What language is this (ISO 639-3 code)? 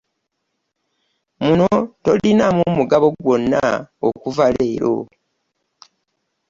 lug